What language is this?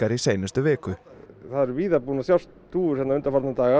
Icelandic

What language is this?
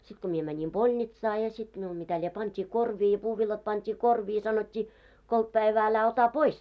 Finnish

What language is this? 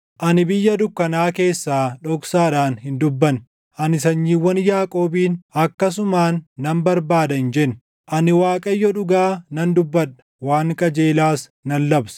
Oromo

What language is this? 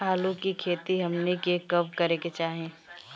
Bhojpuri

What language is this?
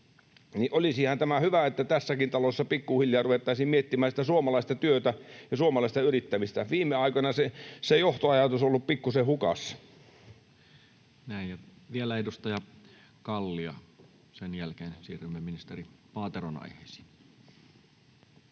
Finnish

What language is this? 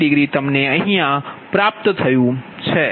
Gujarati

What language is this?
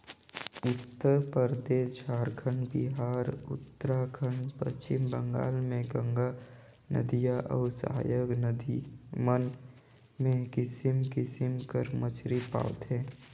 Chhattisgarhi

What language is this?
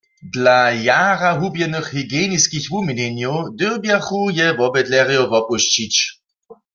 Upper Sorbian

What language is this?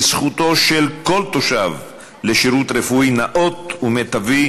Hebrew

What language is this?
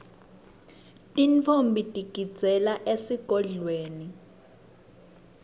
Swati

